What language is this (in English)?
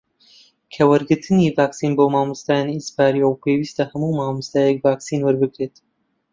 Central Kurdish